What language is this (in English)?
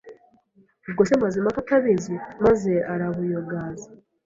Kinyarwanda